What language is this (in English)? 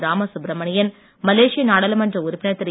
Tamil